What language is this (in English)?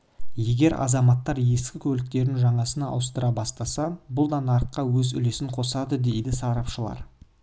Kazakh